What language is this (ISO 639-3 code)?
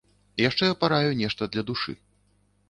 bel